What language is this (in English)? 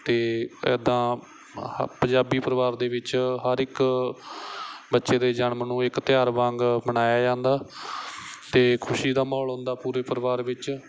Punjabi